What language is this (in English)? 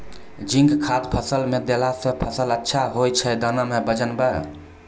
Maithili